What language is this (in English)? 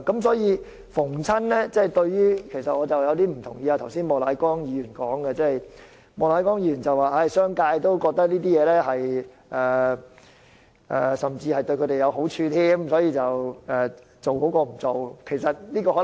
Cantonese